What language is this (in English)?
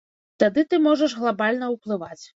Belarusian